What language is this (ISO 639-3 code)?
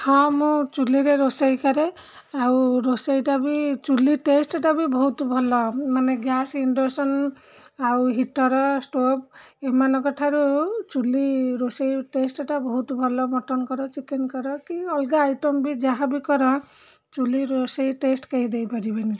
ori